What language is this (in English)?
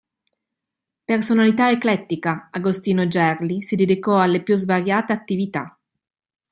Italian